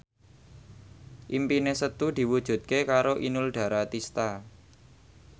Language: Javanese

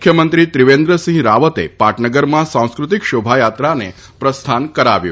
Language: Gujarati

